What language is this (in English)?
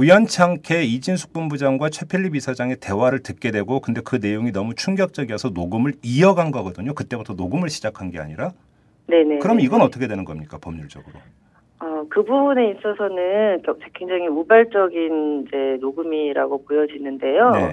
Korean